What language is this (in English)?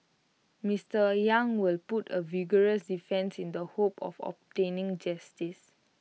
English